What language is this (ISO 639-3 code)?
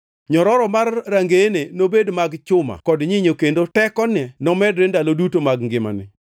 luo